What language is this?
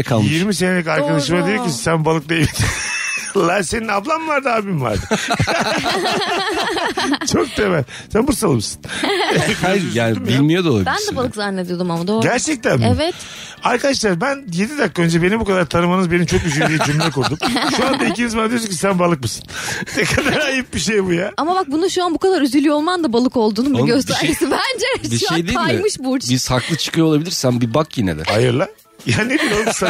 Turkish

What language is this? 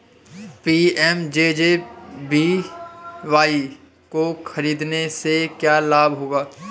Hindi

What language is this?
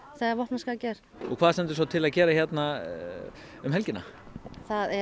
Icelandic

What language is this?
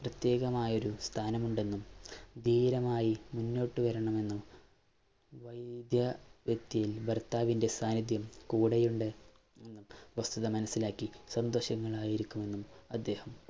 Malayalam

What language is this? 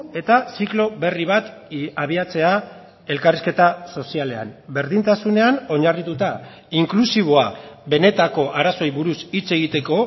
Basque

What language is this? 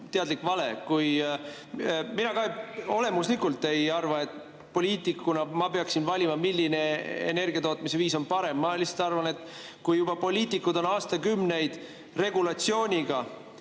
Estonian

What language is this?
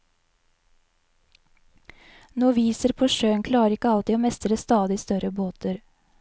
Norwegian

